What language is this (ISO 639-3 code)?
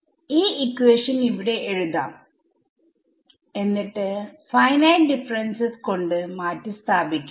mal